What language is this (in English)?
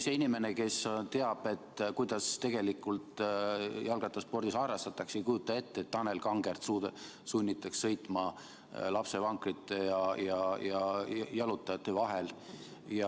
Estonian